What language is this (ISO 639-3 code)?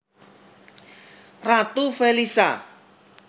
jav